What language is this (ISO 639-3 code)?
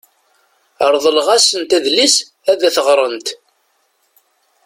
kab